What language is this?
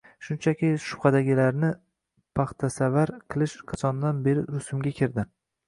Uzbek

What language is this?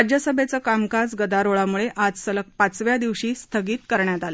Marathi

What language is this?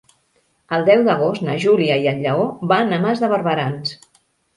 Catalan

